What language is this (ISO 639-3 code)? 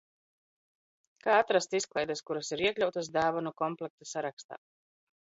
lav